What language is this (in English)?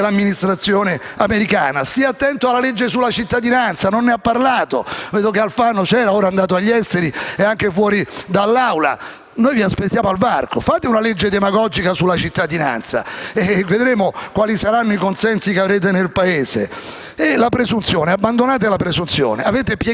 Italian